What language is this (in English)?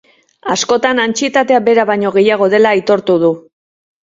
Basque